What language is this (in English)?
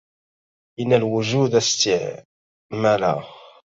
Arabic